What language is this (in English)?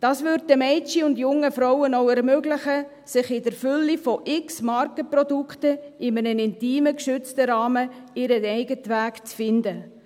Swiss German